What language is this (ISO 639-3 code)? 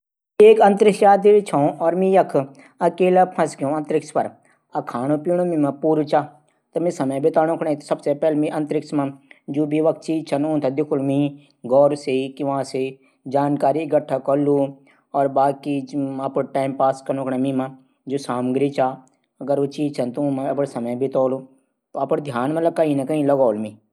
gbm